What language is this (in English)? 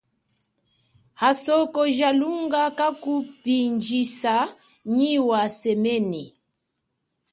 Chokwe